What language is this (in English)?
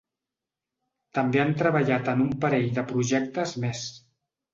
Catalan